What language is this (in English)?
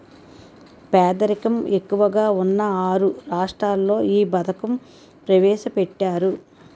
Telugu